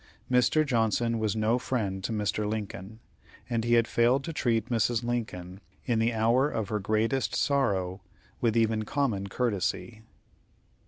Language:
English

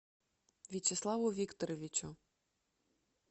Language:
Russian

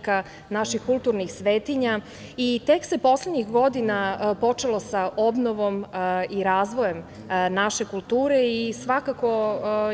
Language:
Serbian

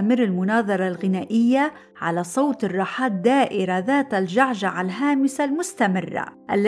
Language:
Arabic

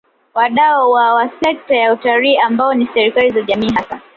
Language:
Swahili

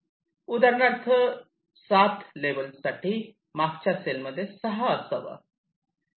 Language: Marathi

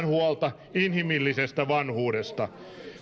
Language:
Finnish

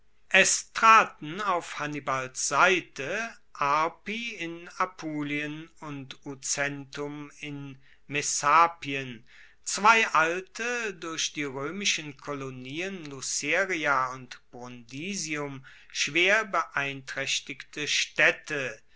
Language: German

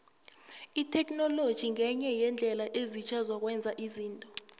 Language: South Ndebele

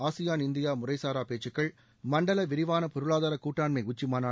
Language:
Tamil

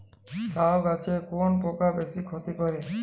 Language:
Bangla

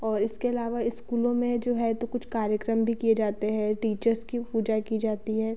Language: Hindi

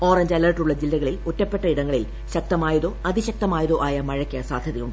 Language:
Malayalam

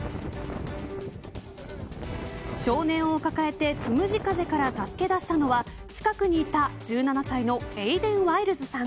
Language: Japanese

